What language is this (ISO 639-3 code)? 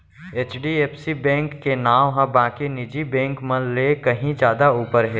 hne